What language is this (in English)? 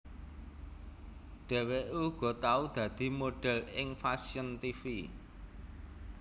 Javanese